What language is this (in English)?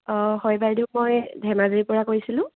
Assamese